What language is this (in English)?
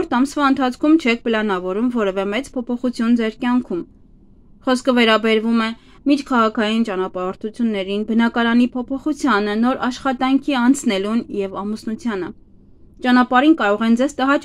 Romanian